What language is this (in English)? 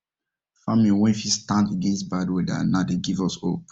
Nigerian Pidgin